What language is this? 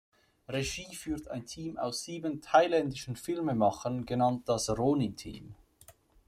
German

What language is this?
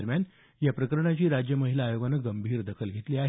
Marathi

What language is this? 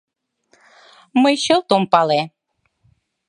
Mari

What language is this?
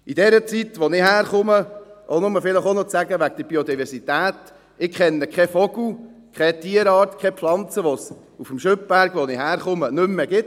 Swiss German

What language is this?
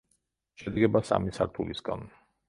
Georgian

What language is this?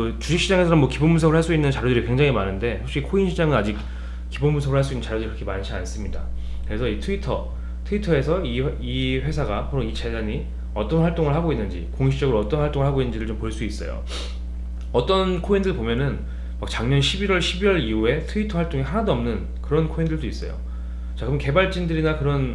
Korean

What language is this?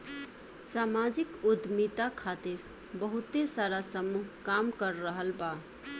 Bhojpuri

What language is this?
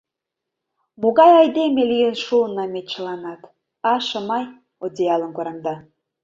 Mari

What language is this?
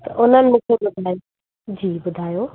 Sindhi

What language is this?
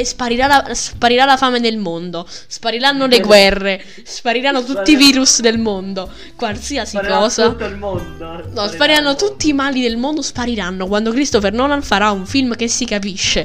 Italian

